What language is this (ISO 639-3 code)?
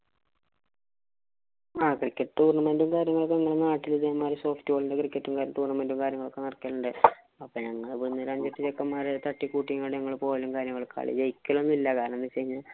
mal